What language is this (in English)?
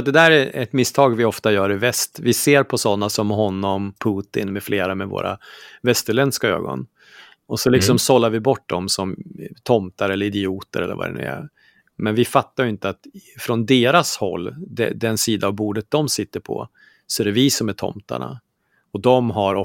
Swedish